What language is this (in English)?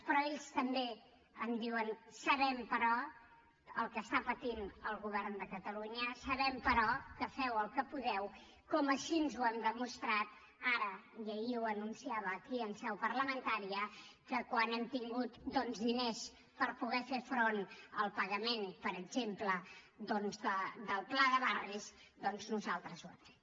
Catalan